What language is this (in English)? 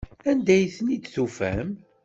Kabyle